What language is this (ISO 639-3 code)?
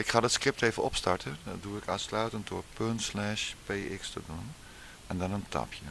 nld